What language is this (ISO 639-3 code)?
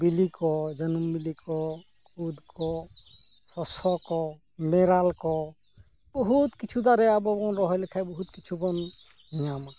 sat